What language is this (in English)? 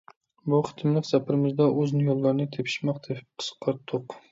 Uyghur